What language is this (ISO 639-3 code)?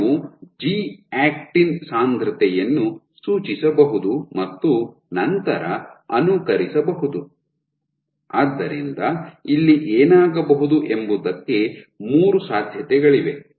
kan